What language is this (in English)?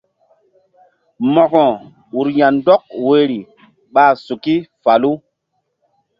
Mbum